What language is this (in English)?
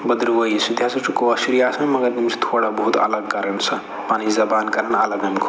Kashmiri